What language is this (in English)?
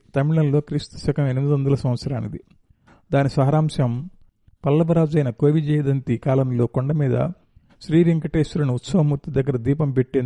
Telugu